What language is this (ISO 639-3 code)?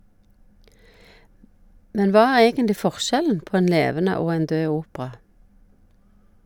nor